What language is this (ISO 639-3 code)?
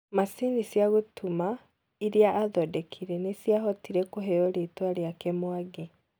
kik